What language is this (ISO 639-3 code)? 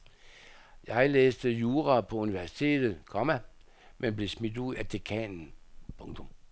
dan